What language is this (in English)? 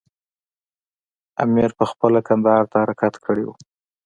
Pashto